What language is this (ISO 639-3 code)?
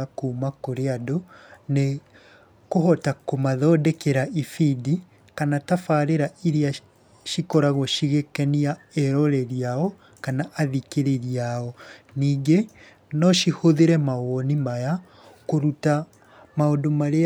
kik